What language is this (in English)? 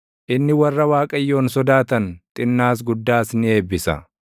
Oromo